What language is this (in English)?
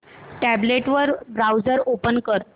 Marathi